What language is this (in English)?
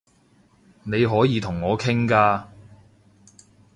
Cantonese